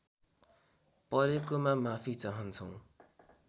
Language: Nepali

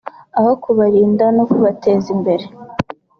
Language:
Kinyarwanda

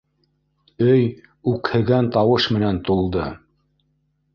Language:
Bashkir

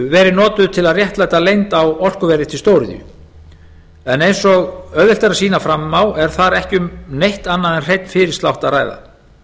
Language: Icelandic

